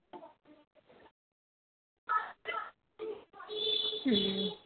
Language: Punjabi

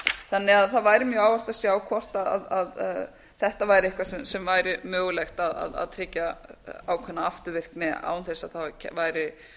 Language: Icelandic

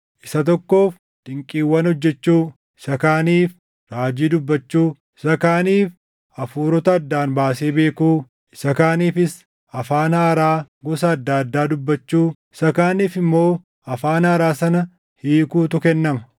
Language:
Oromo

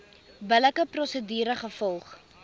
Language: Afrikaans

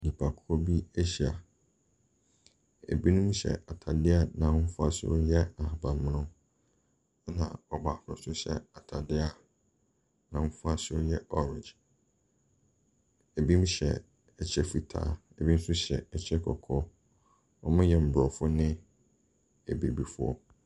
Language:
Akan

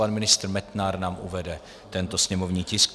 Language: Czech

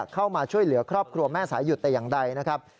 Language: Thai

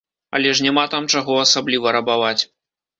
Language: Belarusian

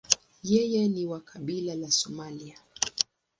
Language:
Swahili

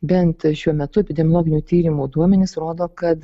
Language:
Lithuanian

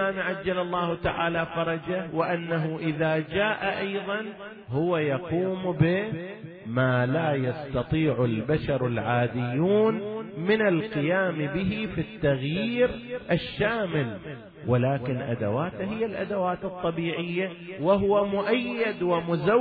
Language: Arabic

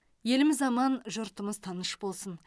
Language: Kazakh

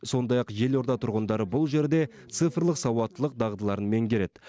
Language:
Kazakh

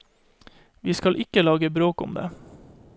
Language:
Norwegian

